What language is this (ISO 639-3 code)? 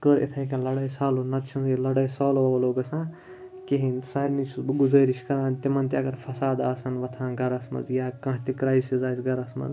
kas